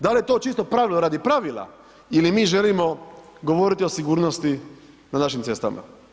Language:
Croatian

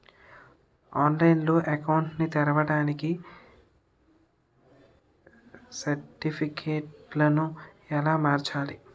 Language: Telugu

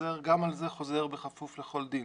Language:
Hebrew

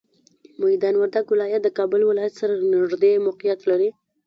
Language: Pashto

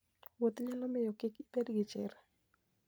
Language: Luo (Kenya and Tanzania)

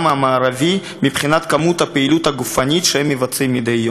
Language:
Hebrew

